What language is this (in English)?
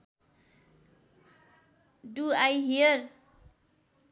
Nepali